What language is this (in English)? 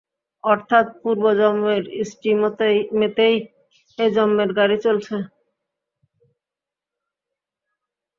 Bangla